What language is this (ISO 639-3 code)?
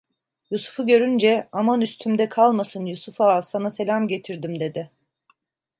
tur